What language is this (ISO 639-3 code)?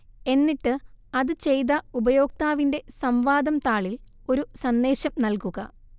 mal